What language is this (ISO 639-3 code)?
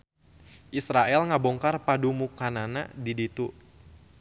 sun